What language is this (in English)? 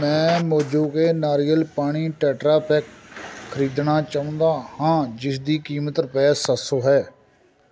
Punjabi